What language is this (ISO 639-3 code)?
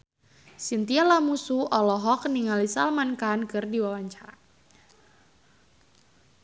sun